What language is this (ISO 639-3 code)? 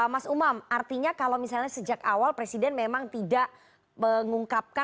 ind